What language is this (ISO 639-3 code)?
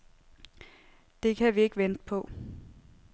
dan